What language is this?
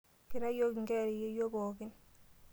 Masai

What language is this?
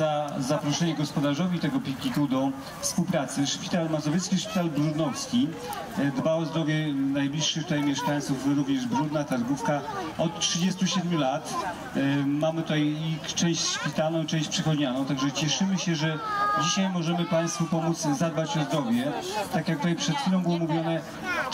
Polish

